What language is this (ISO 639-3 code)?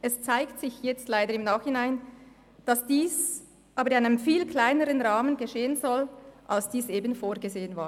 gsw